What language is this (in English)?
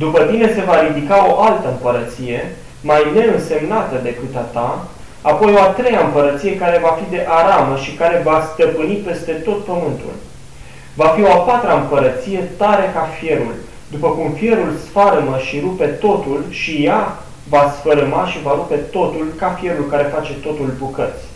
Romanian